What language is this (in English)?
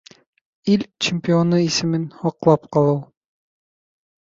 Bashkir